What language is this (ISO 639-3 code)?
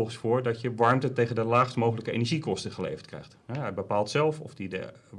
nld